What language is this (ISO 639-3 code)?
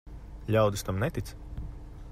lav